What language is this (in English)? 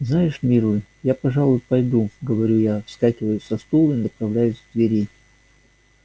Russian